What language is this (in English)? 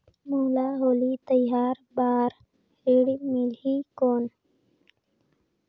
Chhattisgarhi